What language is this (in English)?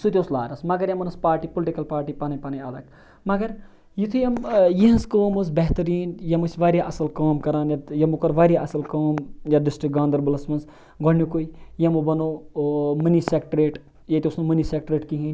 Kashmiri